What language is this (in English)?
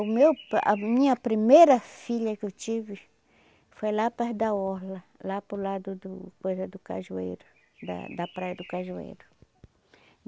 Portuguese